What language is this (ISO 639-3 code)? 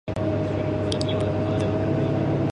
jpn